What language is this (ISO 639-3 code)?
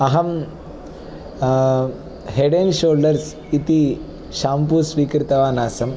san